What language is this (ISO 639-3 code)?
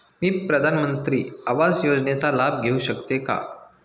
mar